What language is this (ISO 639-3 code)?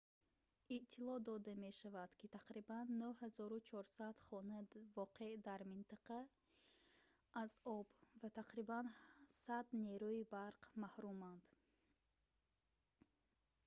tgk